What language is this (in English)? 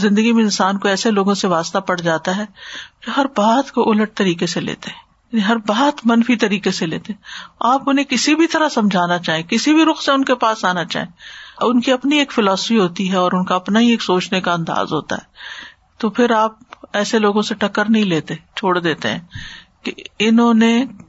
Urdu